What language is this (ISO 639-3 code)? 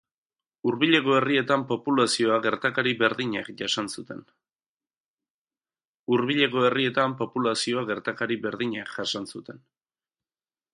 eus